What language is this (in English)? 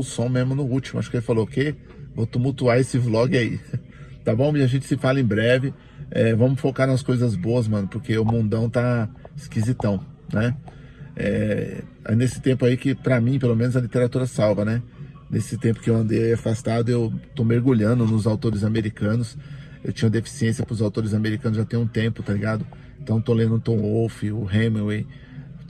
Portuguese